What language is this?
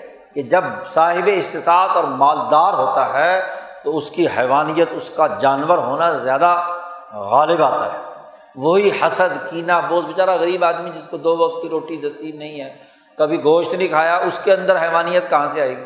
Urdu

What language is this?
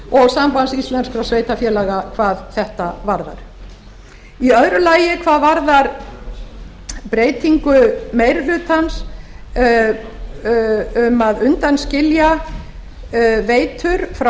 Icelandic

